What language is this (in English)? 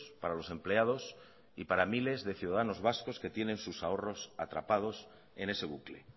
Spanish